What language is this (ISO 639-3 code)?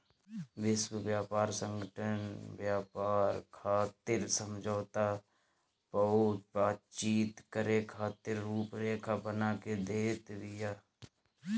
bho